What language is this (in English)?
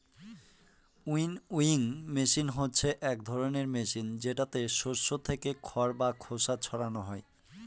Bangla